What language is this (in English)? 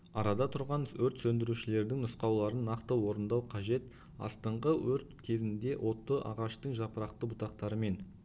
Kazakh